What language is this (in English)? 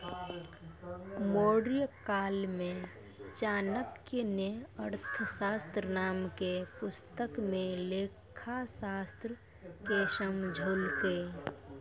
Maithili